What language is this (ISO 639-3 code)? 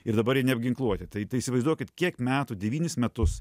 lit